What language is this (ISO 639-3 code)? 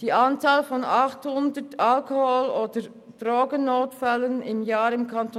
gsw